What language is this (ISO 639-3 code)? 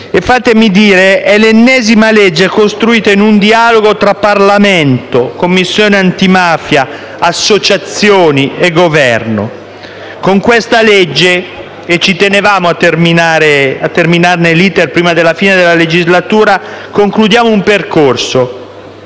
ita